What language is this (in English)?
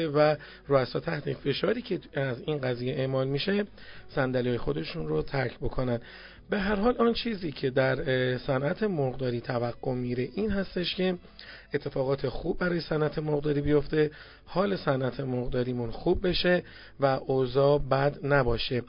Persian